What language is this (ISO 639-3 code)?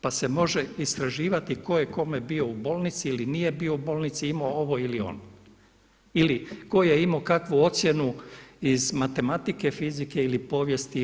hrv